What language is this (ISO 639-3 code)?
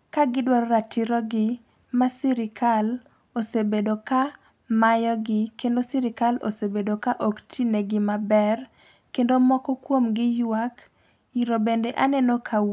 luo